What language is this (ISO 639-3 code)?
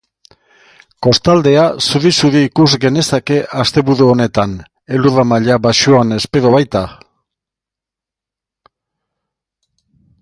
eus